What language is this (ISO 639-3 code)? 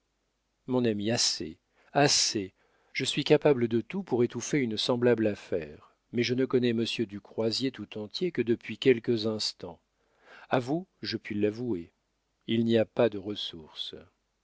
fra